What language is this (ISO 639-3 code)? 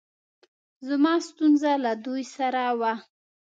pus